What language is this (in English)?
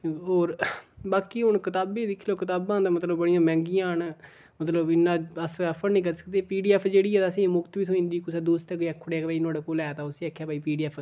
Dogri